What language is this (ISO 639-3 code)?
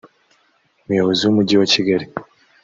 kin